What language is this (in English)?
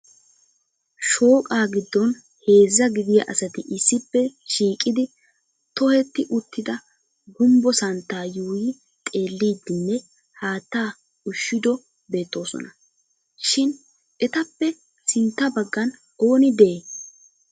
Wolaytta